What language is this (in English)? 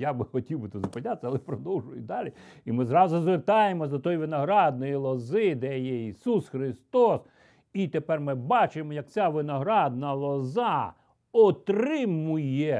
Ukrainian